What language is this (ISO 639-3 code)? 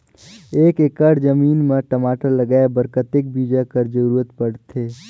hne